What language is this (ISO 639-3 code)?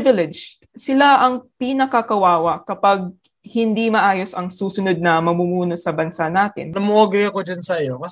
fil